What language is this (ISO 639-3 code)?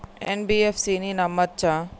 tel